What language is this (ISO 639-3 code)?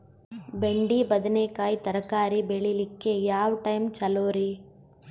kan